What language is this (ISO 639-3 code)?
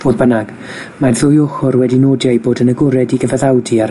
cym